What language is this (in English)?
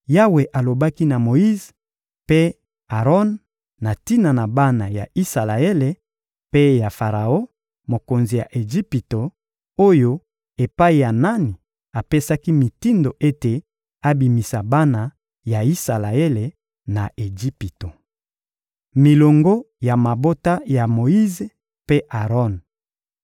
Lingala